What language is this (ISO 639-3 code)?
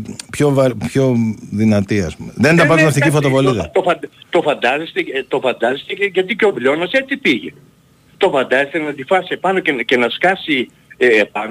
ell